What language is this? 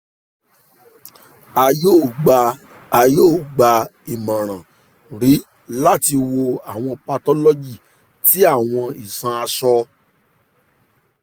Yoruba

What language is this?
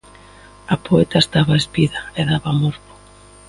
Galician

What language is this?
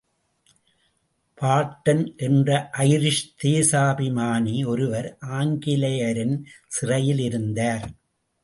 Tamil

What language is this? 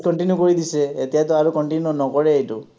Assamese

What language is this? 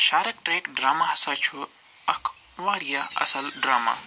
Kashmiri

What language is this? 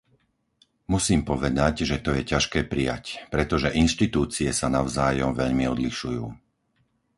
Slovak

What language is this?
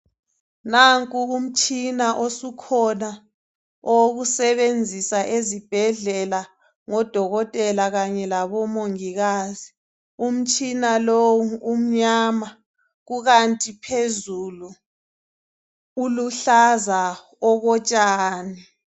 North Ndebele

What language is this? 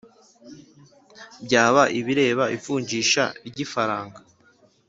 Kinyarwanda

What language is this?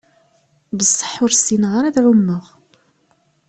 Kabyle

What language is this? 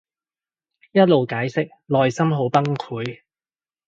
Cantonese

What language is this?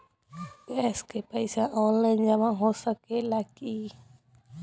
Bhojpuri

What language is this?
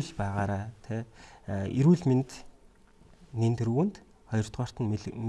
Korean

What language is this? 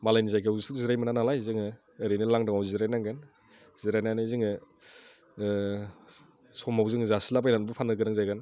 Bodo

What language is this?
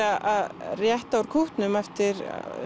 Icelandic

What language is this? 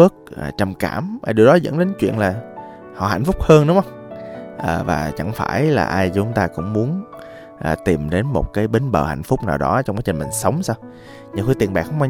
Vietnamese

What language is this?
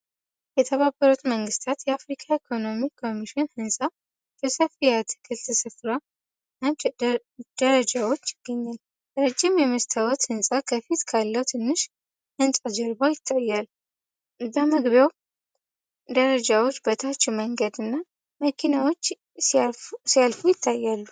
Amharic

